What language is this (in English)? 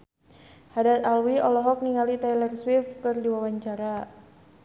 Sundanese